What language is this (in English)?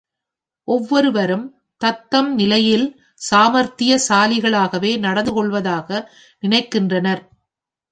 Tamil